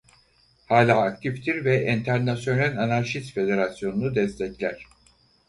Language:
Turkish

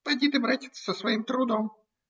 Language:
Russian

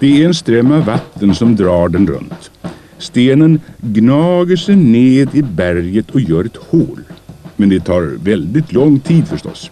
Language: Swedish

